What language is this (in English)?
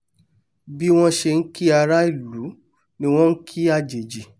Yoruba